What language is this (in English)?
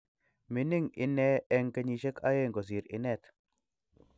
Kalenjin